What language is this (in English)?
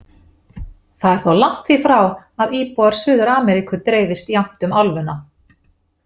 Icelandic